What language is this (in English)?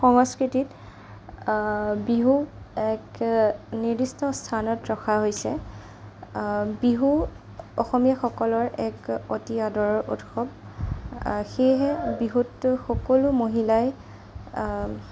Assamese